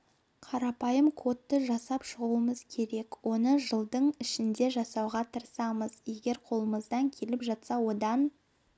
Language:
Kazakh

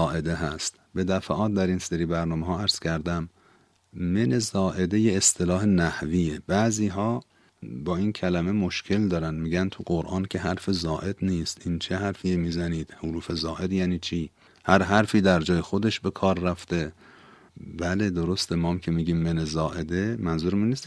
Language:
Persian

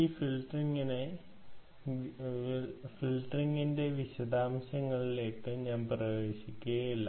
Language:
Malayalam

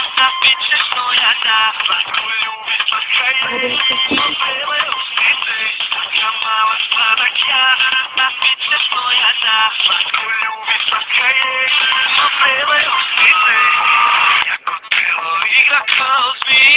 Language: Filipino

